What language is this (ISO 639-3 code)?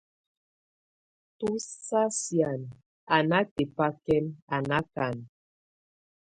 tvu